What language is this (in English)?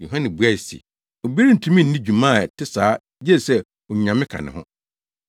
Akan